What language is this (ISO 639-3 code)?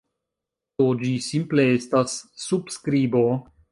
epo